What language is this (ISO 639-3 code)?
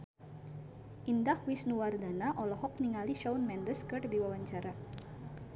sun